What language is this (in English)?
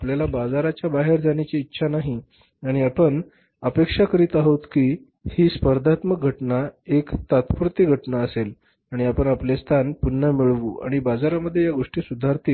Marathi